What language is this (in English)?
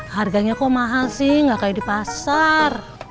Indonesian